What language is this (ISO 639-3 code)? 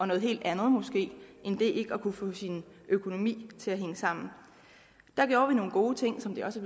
dan